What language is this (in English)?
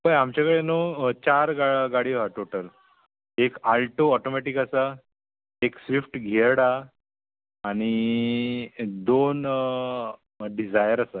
Konkani